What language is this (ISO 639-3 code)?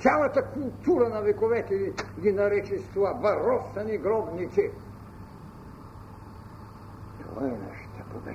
bul